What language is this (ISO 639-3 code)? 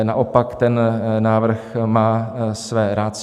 ces